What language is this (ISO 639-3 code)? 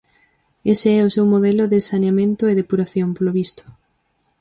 glg